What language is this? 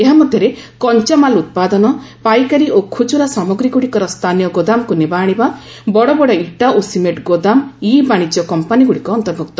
Odia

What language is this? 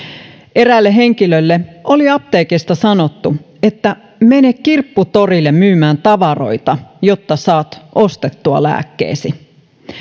Finnish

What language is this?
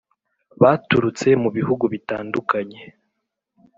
Kinyarwanda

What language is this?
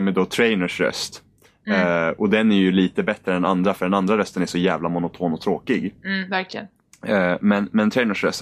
Swedish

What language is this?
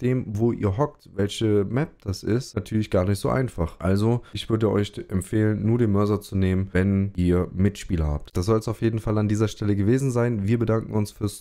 German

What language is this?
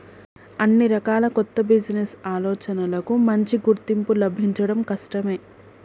Telugu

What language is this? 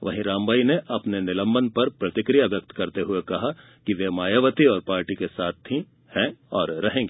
Hindi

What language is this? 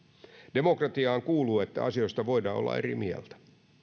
Finnish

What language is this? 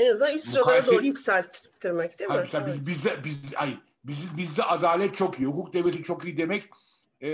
Turkish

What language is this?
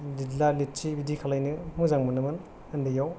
Bodo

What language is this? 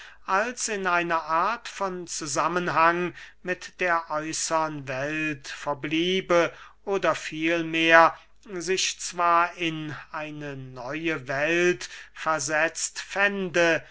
German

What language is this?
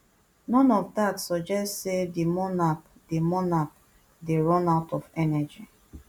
Nigerian Pidgin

